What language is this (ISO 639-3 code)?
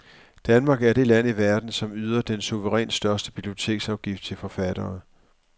dan